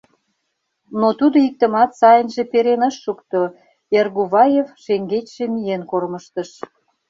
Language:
Mari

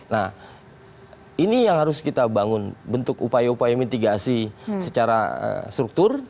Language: Indonesian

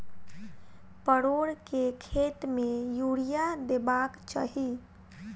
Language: Maithili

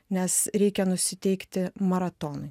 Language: Lithuanian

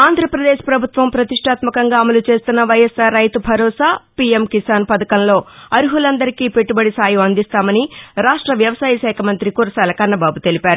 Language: Telugu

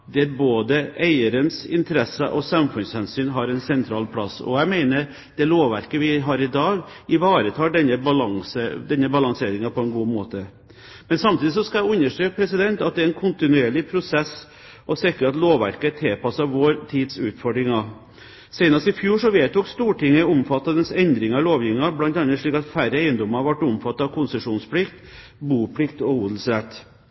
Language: Norwegian Bokmål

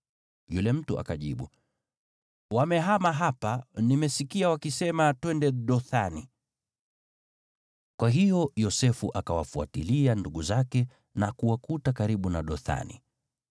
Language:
Swahili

